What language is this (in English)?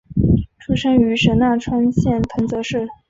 Chinese